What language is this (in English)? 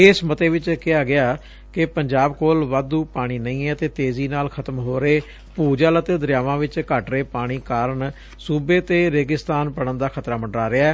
Punjabi